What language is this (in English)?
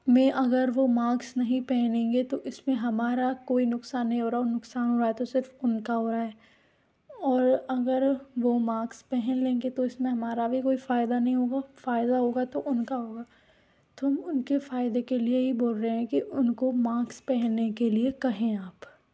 Hindi